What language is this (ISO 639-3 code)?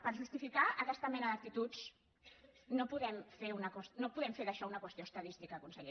cat